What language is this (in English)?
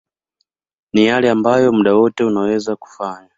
Swahili